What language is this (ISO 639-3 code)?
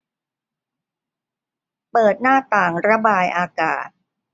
tha